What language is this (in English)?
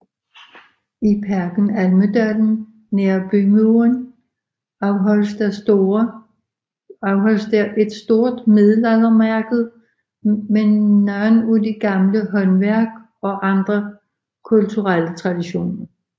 Danish